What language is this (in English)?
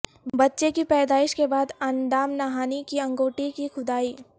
Urdu